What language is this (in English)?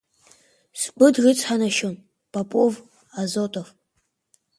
Abkhazian